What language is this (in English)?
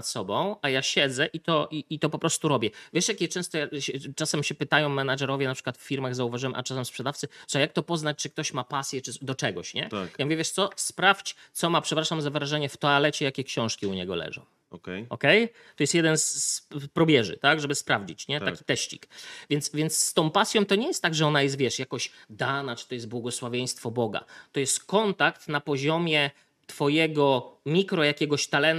Polish